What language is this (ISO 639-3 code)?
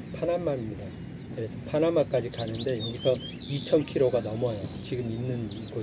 kor